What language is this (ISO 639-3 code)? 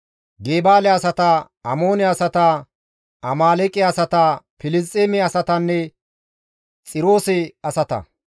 gmv